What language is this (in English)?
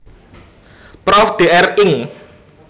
Javanese